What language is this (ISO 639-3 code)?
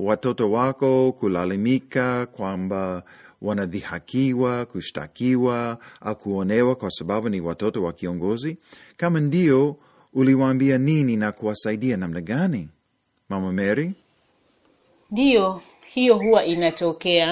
swa